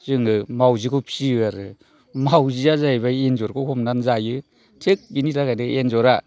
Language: Bodo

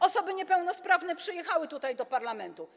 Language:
Polish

